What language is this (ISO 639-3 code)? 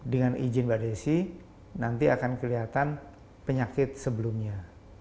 ind